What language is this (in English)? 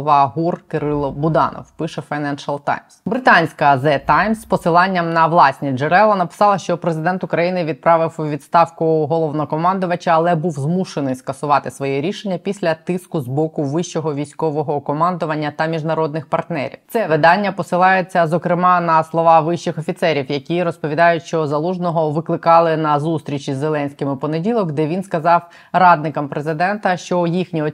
Ukrainian